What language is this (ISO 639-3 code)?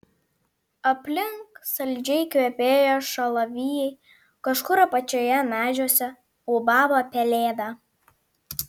lit